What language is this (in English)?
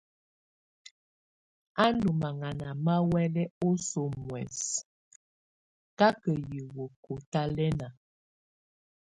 Tunen